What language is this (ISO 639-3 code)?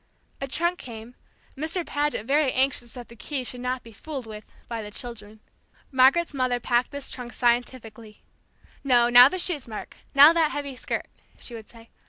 eng